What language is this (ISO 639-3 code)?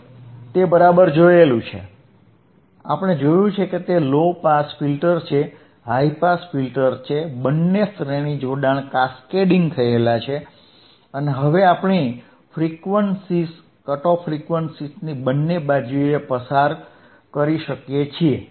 guj